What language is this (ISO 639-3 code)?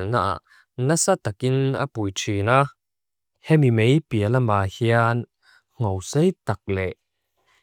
lus